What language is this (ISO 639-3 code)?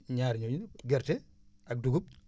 wol